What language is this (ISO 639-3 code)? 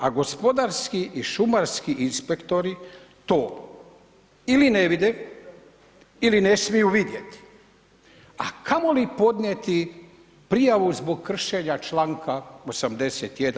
hrv